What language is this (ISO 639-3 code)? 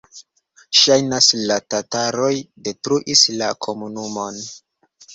epo